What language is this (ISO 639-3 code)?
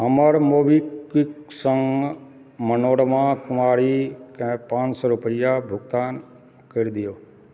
mai